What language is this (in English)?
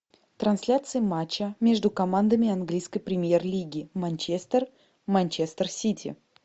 Russian